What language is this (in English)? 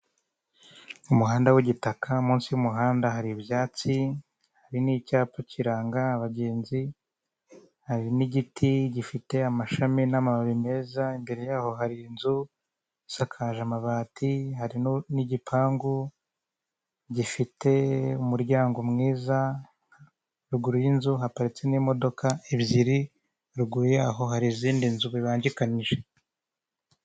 Kinyarwanda